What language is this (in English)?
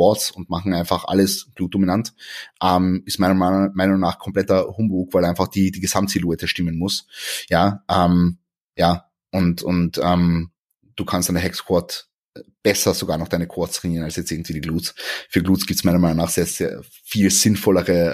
German